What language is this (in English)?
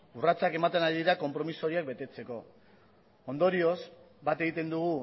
Basque